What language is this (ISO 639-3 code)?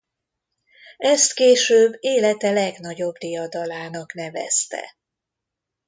hun